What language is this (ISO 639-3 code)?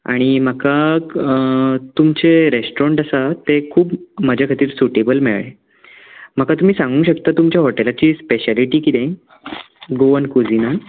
kok